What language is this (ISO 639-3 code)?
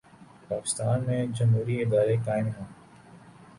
urd